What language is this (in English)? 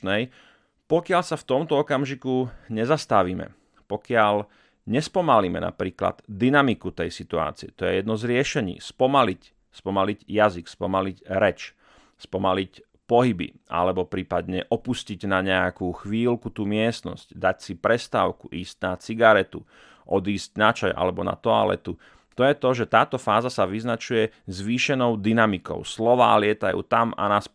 Slovak